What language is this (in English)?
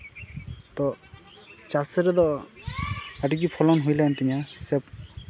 Santali